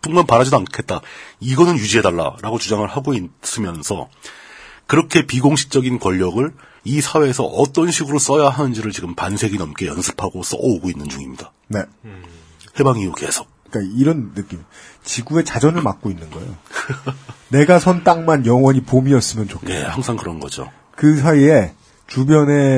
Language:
Korean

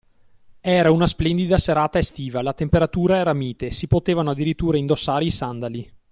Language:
Italian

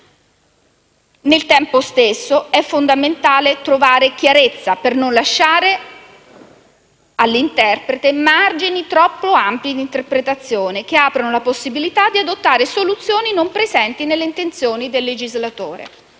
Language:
Italian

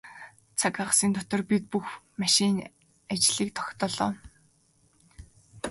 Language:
Mongolian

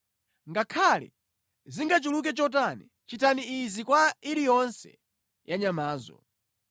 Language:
Nyanja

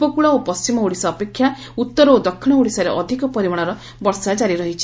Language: Odia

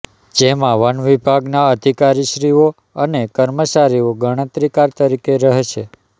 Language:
Gujarati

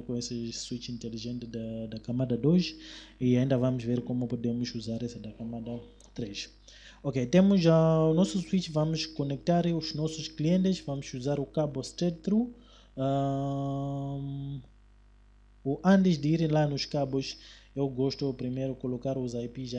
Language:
Portuguese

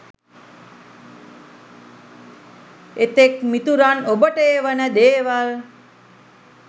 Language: Sinhala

